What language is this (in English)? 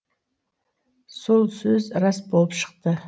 Kazakh